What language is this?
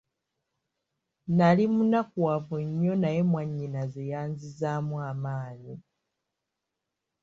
Ganda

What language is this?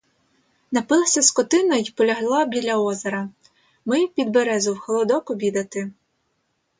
Ukrainian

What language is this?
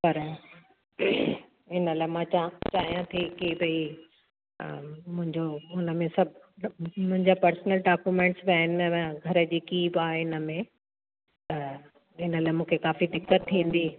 Sindhi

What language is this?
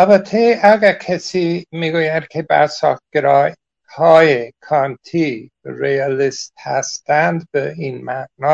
Persian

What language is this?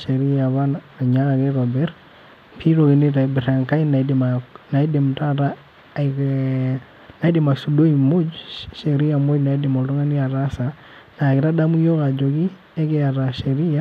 Masai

